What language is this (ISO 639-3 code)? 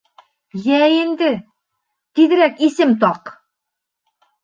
bak